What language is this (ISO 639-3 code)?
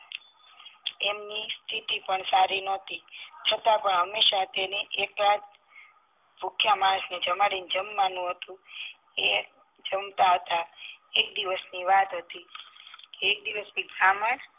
guj